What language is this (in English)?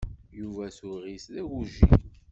Kabyle